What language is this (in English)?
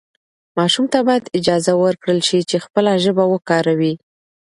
Pashto